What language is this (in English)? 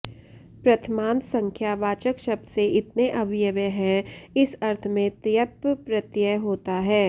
Sanskrit